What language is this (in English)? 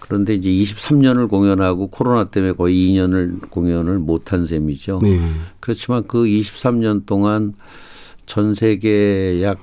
Korean